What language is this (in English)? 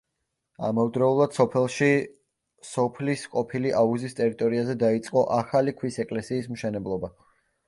Georgian